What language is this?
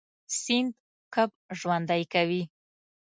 Pashto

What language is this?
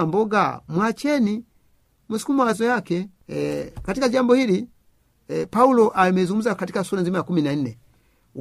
Swahili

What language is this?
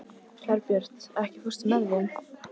Icelandic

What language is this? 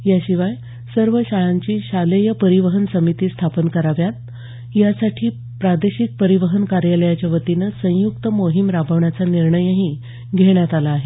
Marathi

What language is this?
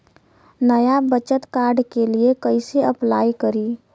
Bhojpuri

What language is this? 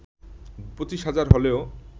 Bangla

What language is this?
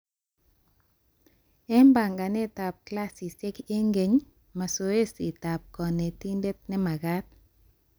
Kalenjin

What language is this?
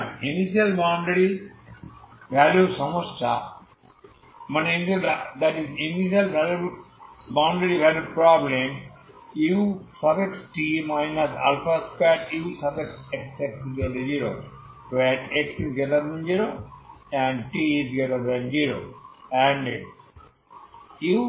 Bangla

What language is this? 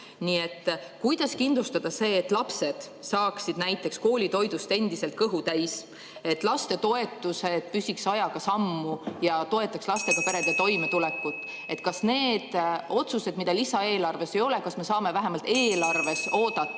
Estonian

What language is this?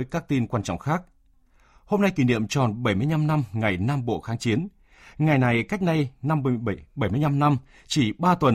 Vietnamese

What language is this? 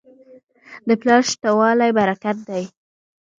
Pashto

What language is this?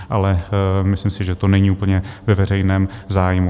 Czech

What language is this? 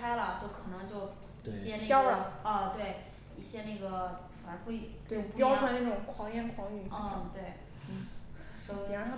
Chinese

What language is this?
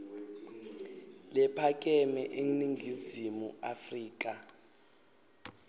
Swati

